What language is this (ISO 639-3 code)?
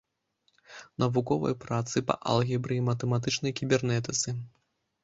bel